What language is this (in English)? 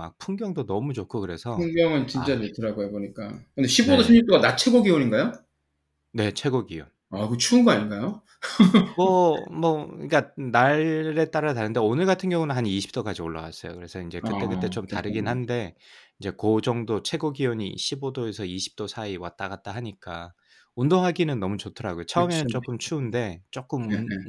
Korean